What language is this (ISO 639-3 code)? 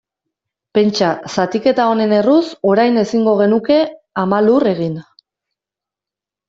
eus